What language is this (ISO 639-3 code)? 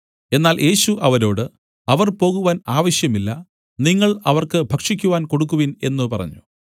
mal